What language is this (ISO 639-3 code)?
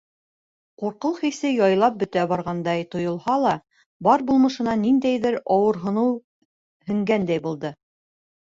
bak